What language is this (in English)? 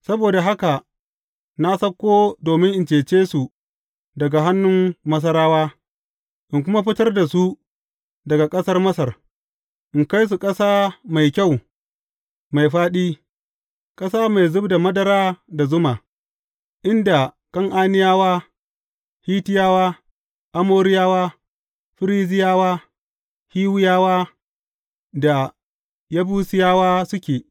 Hausa